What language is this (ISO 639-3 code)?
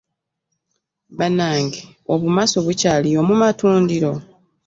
lug